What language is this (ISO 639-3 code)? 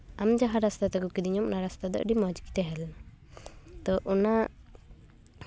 sat